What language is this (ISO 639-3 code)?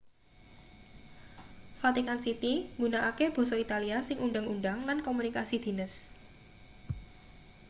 jav